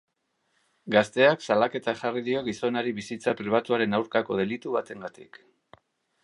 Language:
Basque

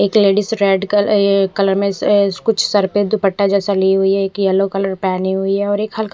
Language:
Hindi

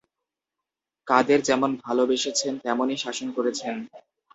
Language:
Bangla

